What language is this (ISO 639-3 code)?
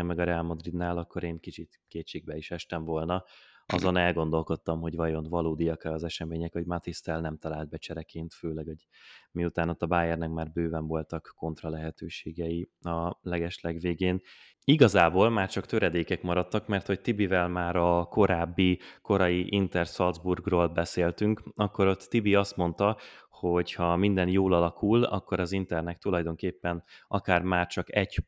hun